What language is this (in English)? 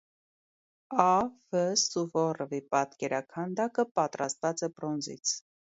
Armenian